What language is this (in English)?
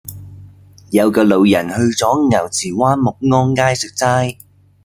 Cantonese